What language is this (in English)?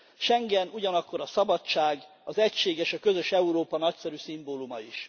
Hungarian